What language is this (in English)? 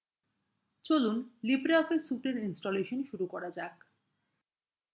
Bangla